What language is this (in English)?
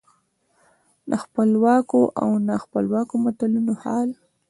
Pashto